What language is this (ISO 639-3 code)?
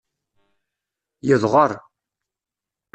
kab